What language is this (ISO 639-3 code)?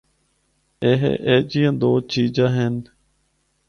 hno